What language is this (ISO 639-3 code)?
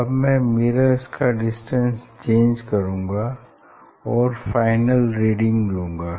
hin